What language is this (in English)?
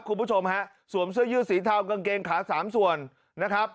Thai